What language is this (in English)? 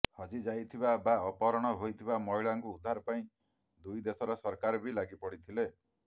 Odia